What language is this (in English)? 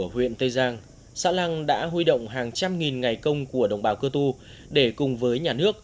Vietnamese